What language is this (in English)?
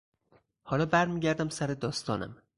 Persian